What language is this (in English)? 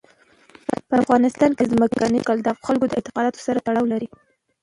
Pashto